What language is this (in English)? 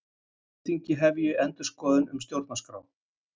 Icelandic